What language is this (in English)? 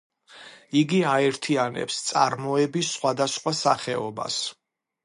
Georgian